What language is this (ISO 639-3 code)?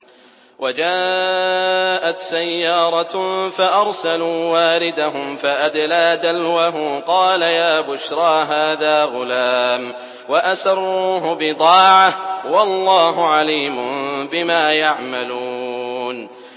ara